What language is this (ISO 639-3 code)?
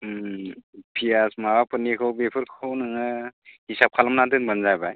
brx